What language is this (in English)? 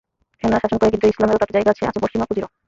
Bangla